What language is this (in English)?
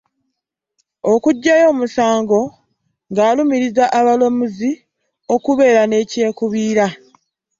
Ganda